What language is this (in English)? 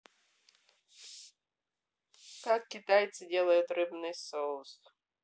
Russian